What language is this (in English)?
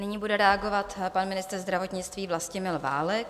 Czech